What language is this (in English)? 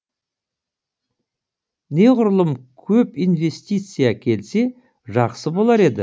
Kazakh